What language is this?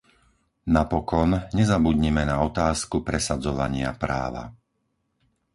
Slovak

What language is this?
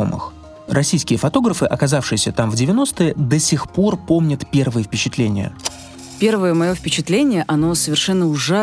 Russian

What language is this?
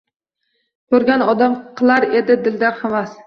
Uzbek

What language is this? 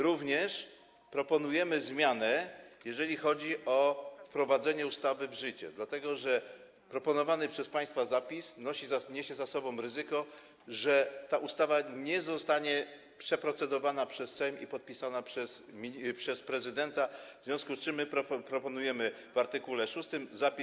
Polish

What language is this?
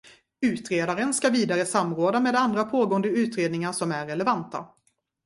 Swedish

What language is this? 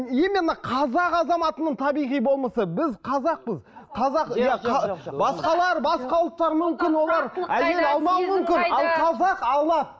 Kazakh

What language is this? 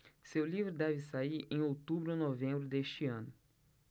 Portuguese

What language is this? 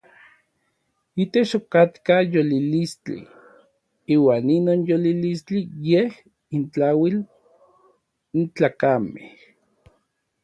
Orizaba Nahuatl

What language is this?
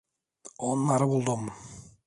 Turkish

